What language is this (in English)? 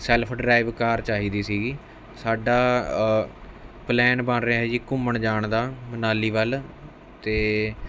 Punjabi